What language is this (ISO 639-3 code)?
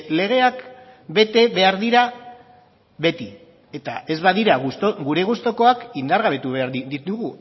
eus